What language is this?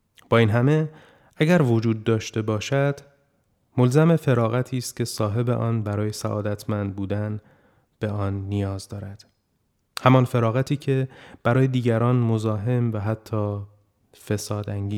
Persian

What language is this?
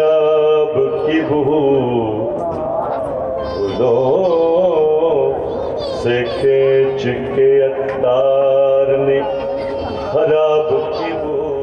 Urdu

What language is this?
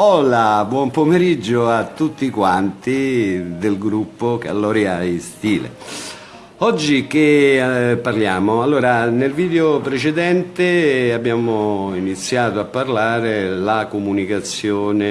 Italian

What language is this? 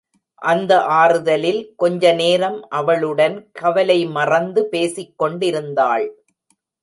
Tamil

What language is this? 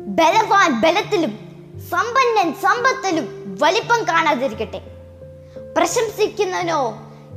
Malayalam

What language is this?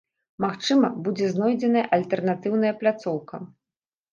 Belarusian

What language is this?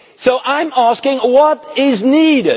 English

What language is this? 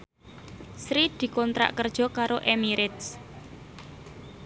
Javanese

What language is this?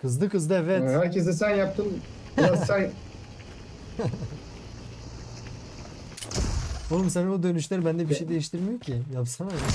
Turkish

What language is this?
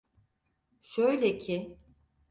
Turkish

